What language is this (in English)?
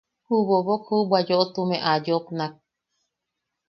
Yaqui